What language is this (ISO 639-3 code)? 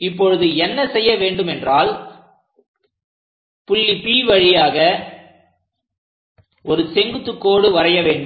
tam